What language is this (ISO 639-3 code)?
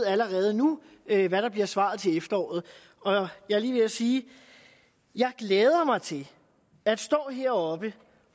dan